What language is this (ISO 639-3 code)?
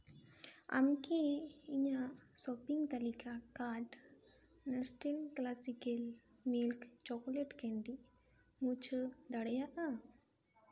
sat